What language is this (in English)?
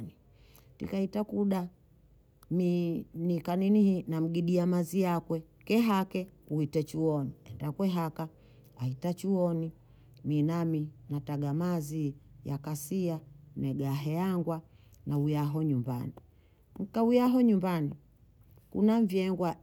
Bondei